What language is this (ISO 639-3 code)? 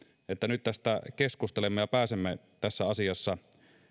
fin